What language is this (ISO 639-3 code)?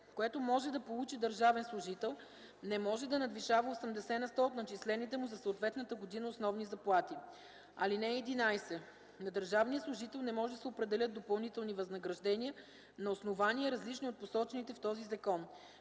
bul